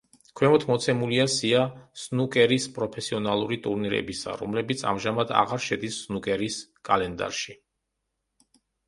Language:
Georgian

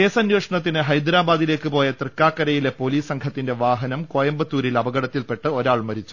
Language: Malayalam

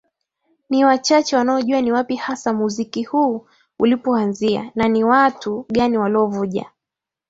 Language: Swahili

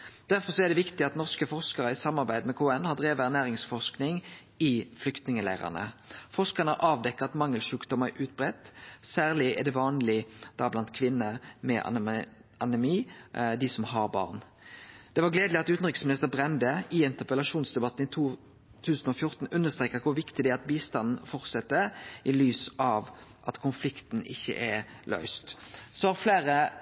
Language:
Norwegian Nynorsk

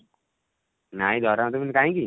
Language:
Odia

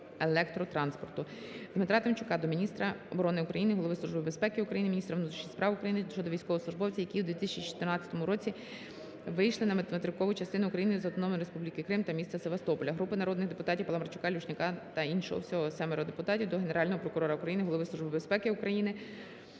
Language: Ukrainian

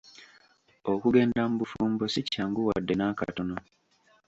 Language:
Ganda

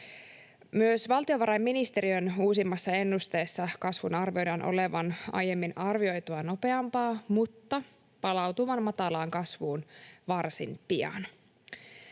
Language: Finnish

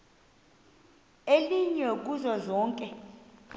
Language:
Xhosa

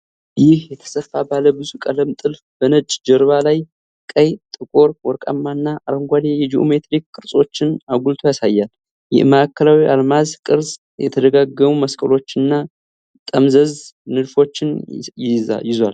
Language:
Amharic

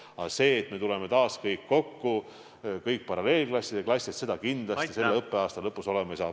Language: Estonian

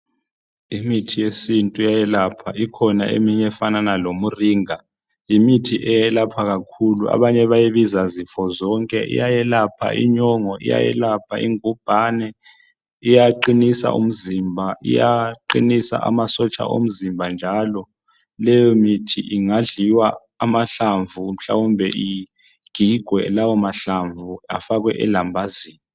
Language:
North Ndebele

